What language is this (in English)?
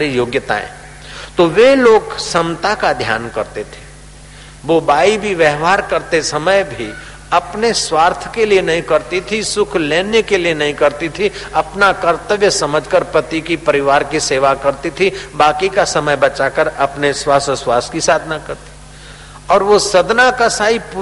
Hindi